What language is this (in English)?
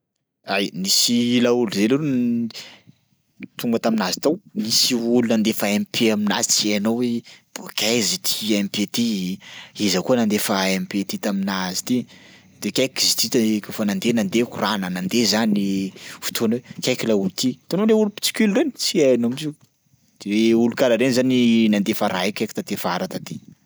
Sakalava Malagasy